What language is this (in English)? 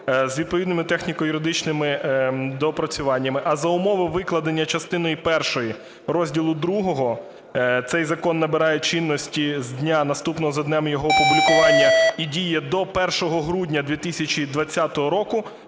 Ukrainian